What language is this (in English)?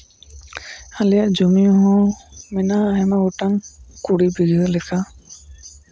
Santali